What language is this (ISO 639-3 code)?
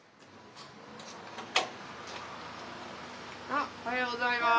jpn